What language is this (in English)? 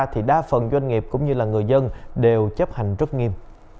Vietnamese